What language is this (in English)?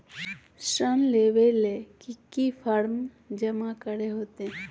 Magahi